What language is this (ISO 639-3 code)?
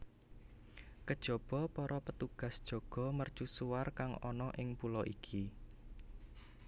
jav